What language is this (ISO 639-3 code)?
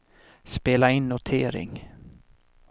swe